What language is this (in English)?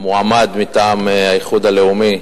Hebrew